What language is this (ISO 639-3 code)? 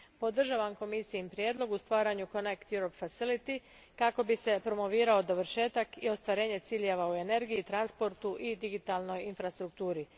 hrv